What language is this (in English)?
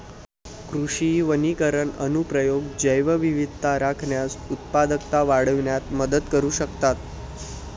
Marathi